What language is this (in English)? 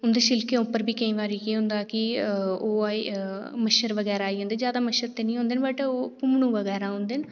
Dogri